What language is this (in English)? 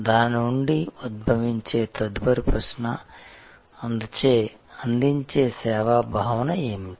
Telugu